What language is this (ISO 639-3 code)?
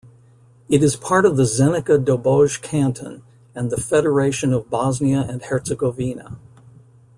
eng